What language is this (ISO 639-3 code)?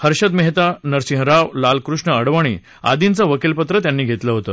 mar